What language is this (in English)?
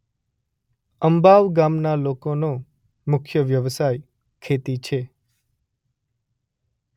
Gujarati